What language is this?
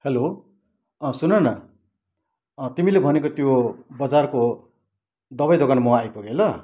Nepali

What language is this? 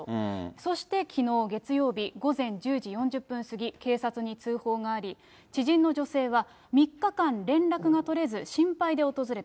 Japanese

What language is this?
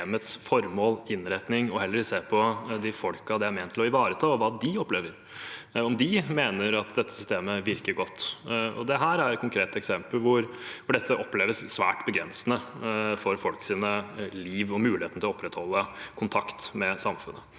Norwegian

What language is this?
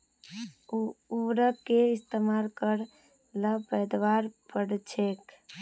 Magahi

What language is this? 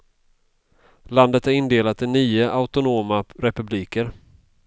Swedish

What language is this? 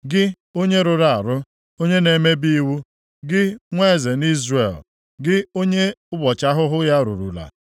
Igbo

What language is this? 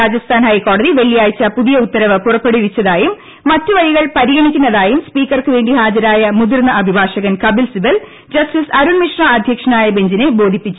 Malayalam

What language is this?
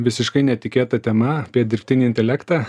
Lithuanian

